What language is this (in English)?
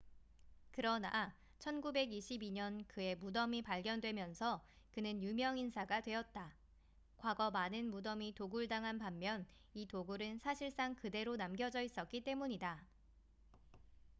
Korean